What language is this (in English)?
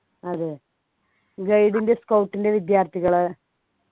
Malayalam